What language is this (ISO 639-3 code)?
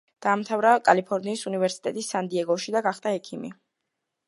kat